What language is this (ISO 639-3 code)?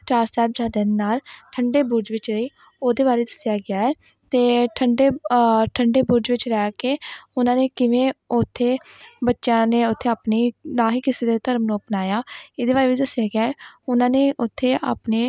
pan